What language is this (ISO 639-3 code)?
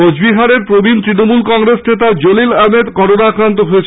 ben